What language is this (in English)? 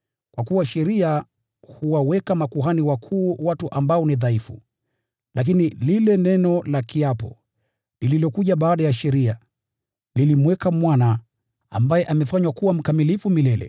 Swahili